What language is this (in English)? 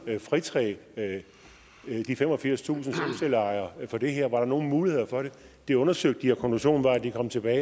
Danish